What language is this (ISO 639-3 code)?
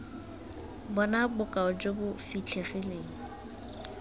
tsn